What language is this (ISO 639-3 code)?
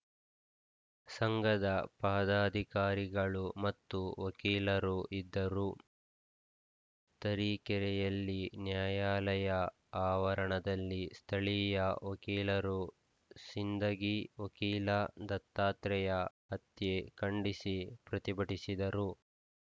kan